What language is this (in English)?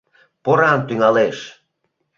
Mari